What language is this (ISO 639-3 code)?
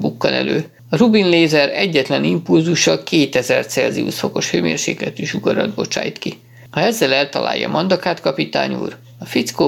hun